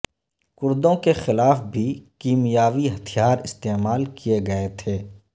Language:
Urdu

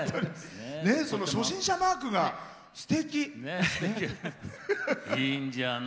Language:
Japanese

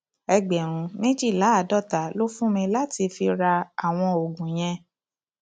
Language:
Yoruba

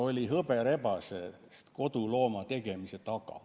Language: Estonian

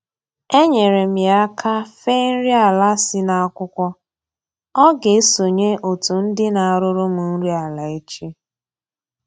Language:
Igbo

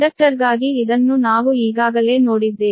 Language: Kannada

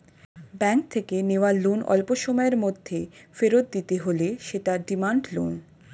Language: Bangla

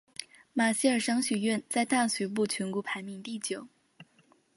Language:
Chinese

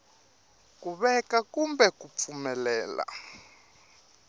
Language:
Tsonga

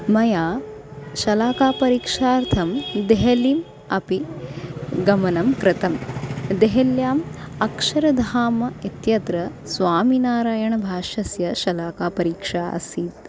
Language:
Sanskrit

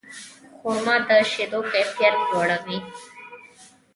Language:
Pashto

